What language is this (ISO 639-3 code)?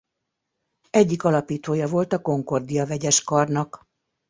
hun